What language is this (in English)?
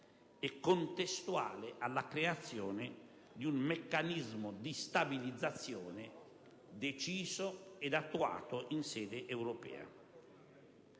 Italian